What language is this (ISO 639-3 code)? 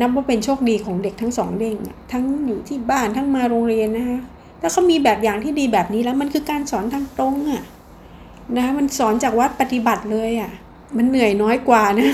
tha